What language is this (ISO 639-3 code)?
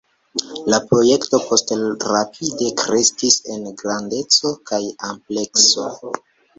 epo